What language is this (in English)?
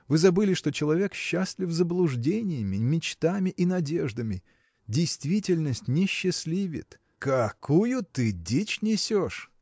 Russian